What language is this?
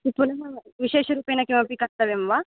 Sanskrit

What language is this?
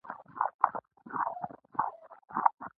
Pashto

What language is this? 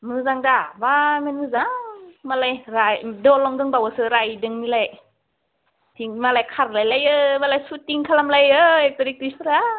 Bodo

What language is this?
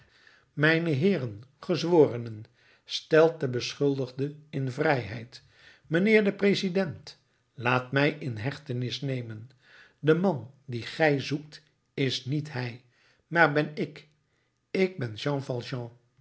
Dutch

